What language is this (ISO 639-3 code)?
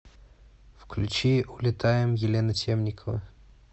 rus